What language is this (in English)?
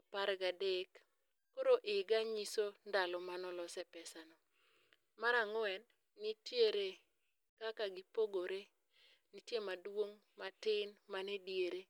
Luo (Kenya and Tanzania)